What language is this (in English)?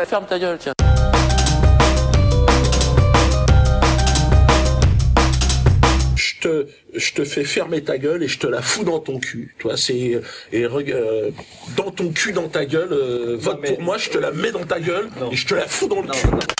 French